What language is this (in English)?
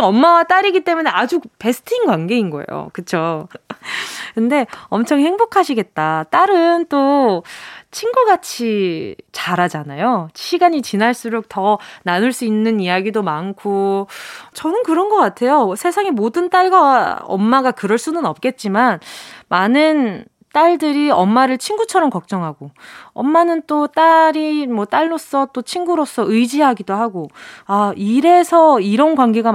Korean